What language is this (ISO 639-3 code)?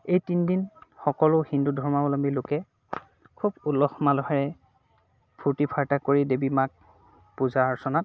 asm